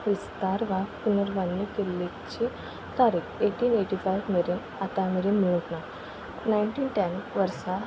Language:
Konkani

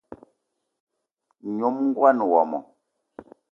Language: Eton (Cameroon)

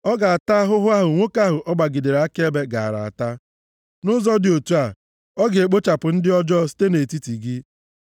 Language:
Igbo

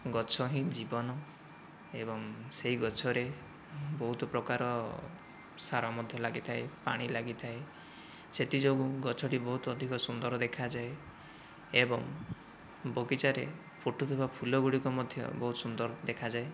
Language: Odia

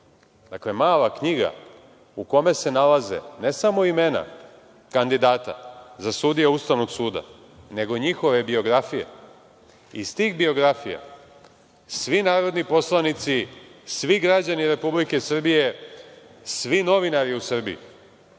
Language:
Serbian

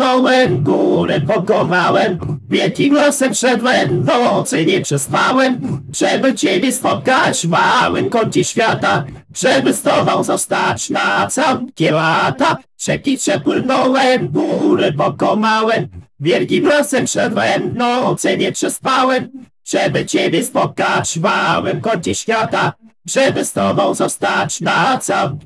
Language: Polish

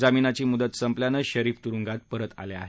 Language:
Marathi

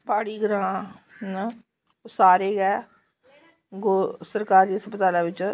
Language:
Dogri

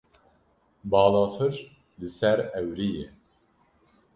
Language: Kurdish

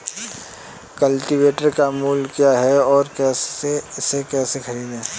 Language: Hindi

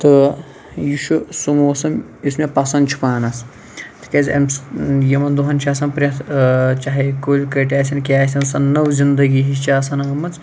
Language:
Kashmiri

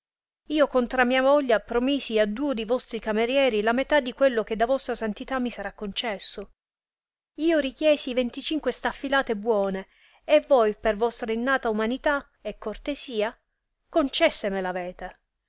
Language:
Italian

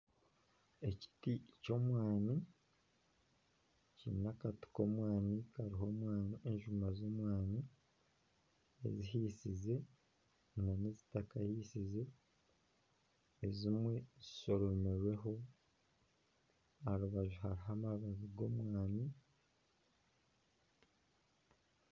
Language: Nyankole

